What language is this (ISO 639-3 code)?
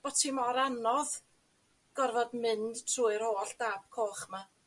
cym